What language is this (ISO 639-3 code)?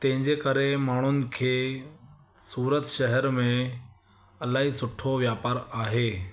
snd